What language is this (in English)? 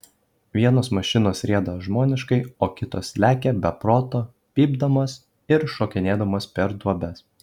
Lithuanian